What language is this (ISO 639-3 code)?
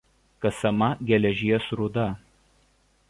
lit